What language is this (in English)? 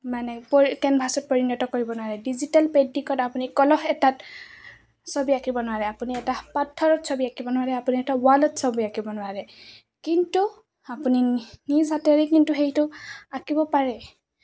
Assamese